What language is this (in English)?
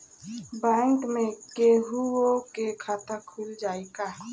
Bhojpuri